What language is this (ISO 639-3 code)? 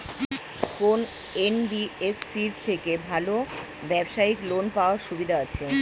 ben